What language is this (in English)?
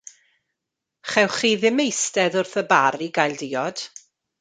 Welsh